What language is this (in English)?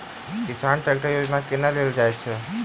Maithili